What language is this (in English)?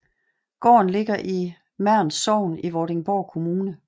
Danish